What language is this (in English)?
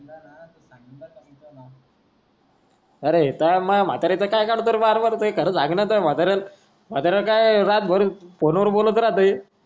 Marathi